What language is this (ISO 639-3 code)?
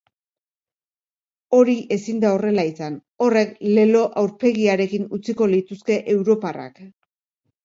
eus